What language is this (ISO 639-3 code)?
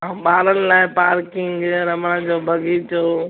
snd